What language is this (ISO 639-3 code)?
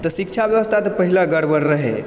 mai